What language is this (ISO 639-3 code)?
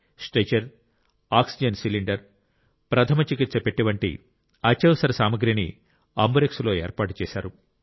tel